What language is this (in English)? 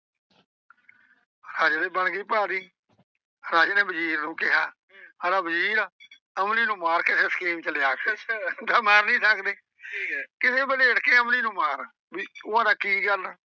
Punjabi